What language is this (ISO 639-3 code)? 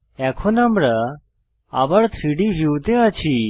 ben